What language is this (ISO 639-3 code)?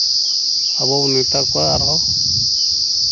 sat